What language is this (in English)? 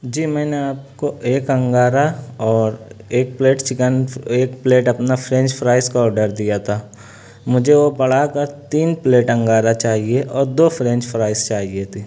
Urdu